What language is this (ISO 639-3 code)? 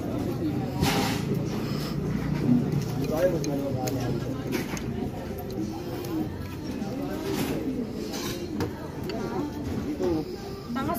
ind